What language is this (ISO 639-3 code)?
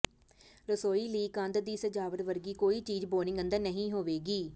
pan